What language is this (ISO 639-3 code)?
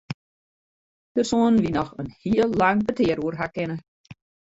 fry